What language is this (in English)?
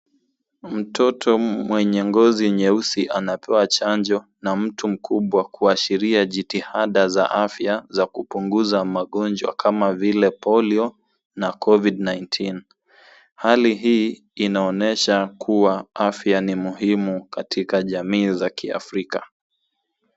Swahili